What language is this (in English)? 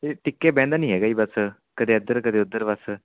Punjabi